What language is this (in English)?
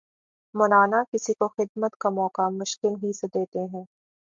Urdu